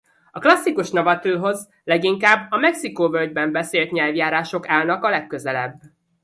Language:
Hungarian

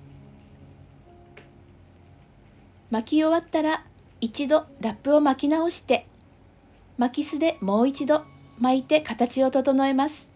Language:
Japanese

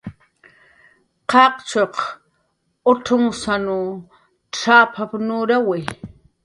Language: Jaqaru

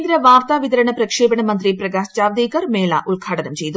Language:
Malayalam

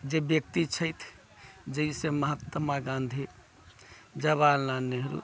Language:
Maithili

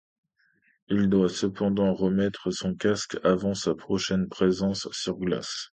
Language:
French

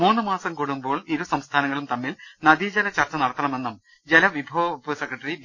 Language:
Malayalam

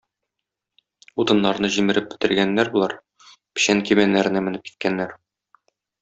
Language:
Tatar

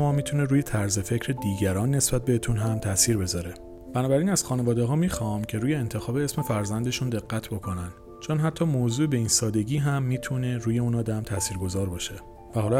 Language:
Persian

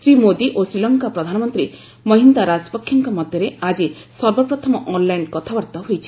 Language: Odia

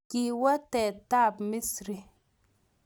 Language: Kalenjin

